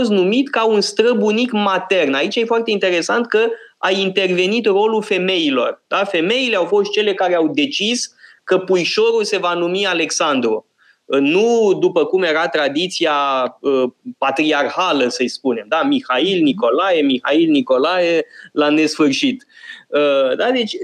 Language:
Romanian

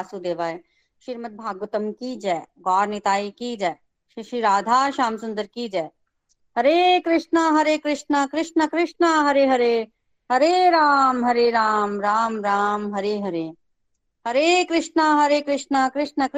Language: Hindi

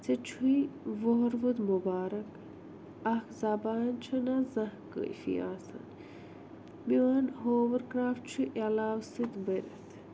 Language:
Kashmiri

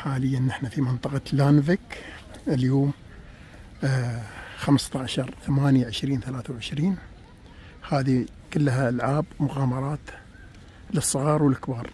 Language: Arabic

